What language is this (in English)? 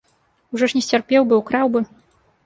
Belarusian